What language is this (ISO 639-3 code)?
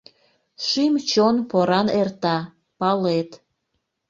chm